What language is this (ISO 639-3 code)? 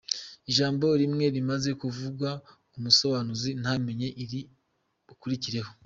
kin